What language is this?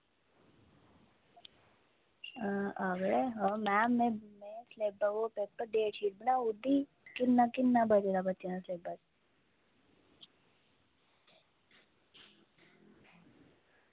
Dogri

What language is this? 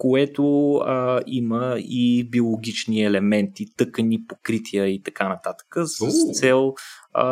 Bulgarian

